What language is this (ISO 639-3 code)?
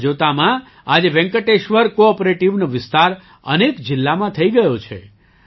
guj